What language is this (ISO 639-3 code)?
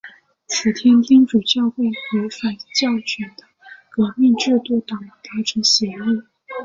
zho